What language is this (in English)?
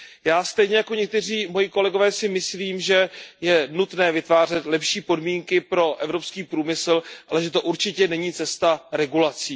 Czech